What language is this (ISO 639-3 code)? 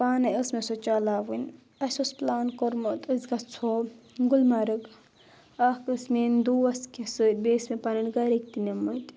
kas